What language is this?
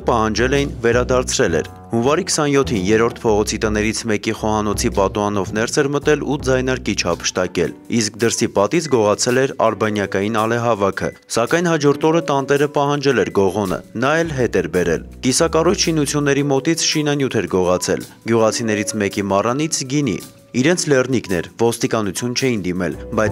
Romanian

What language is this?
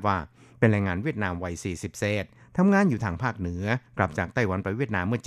Thai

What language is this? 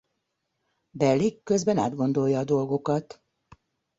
Hungarian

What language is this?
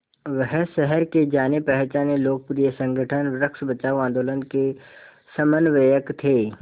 Hindi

